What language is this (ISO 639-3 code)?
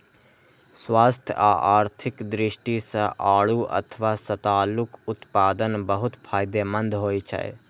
mai